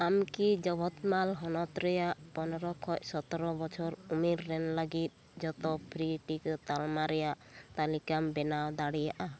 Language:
Santali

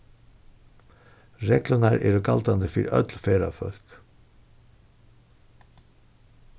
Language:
Faroese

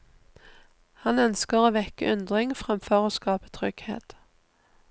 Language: Norwegian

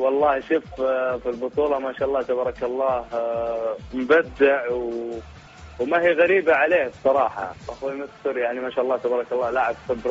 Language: Arabic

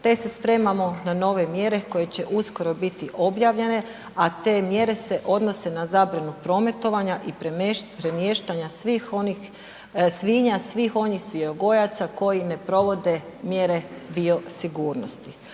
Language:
Croatian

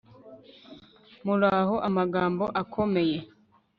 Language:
Kinyarwanda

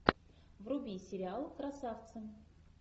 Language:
Russian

